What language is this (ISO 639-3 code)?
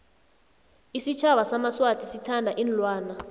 nbl